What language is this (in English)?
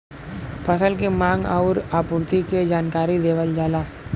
Bhojpuri